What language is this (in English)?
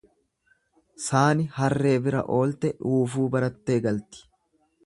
Oromo